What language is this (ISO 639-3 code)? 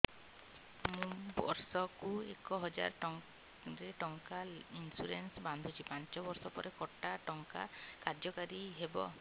ori